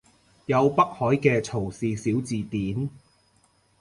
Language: Cantonese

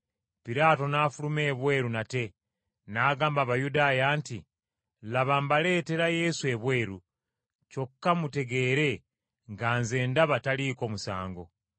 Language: Ganda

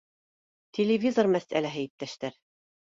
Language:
Bashkir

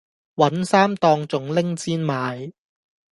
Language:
Cantonese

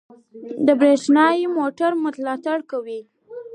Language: Pashto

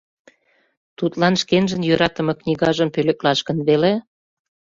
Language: Mari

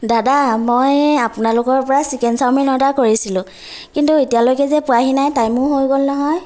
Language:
Assamese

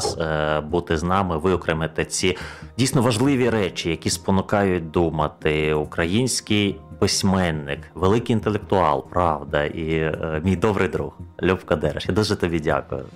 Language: Ukrainian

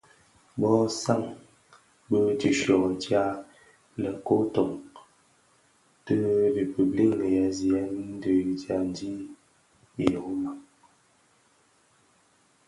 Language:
Bafia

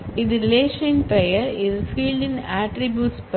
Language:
Tamil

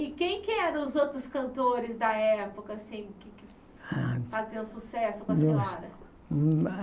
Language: Portuguese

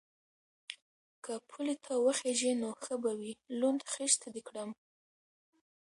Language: Pashto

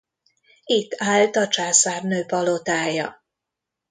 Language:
Hungarian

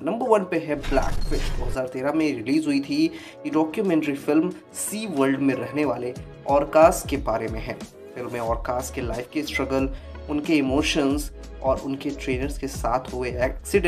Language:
Hindi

